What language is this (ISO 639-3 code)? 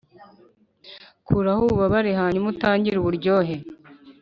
kin